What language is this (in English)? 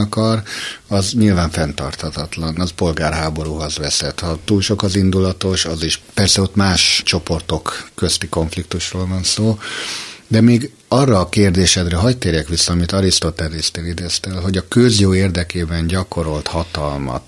Hungarian